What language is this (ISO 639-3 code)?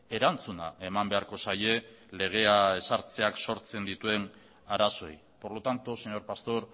eus